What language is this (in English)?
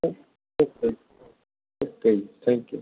Punjabi